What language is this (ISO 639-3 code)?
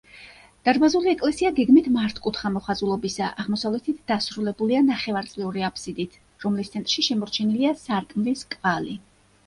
kat